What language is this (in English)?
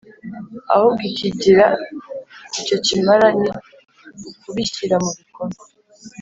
Kinyarwanda